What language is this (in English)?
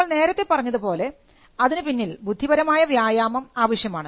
Malayalam